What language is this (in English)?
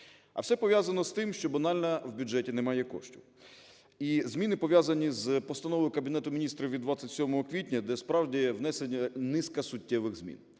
Ukrainian